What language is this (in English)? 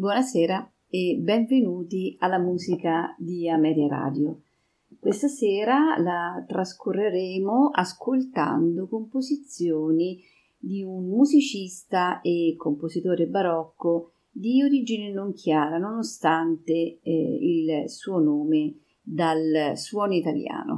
Italian